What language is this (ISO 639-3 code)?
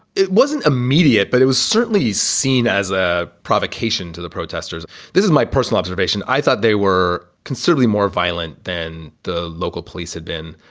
eng